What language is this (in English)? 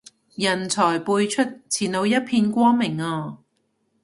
Cantonese